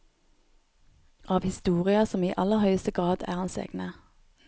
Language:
Norwegian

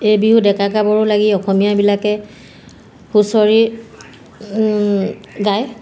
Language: Assamese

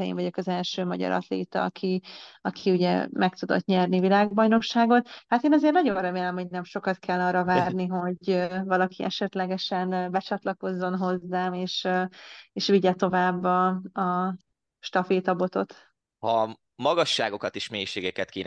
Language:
Hungarian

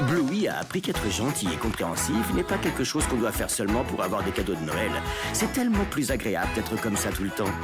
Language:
French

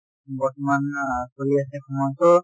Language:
Assamese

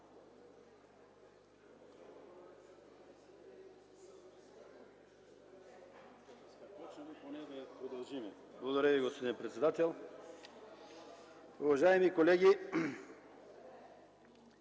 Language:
Bulgarian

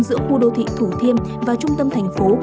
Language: Vietnamese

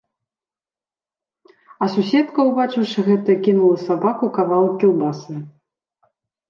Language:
Belarusian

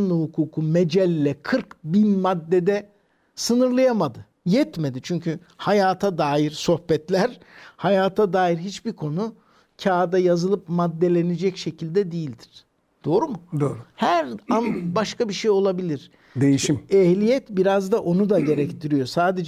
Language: Turkish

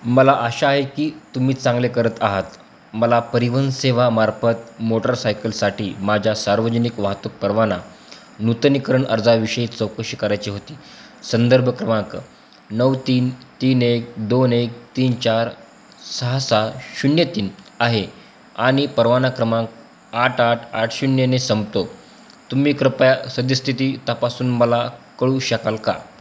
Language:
Marathi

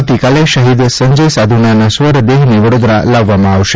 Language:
Gujarati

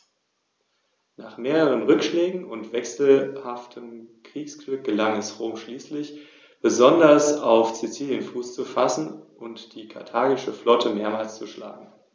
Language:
German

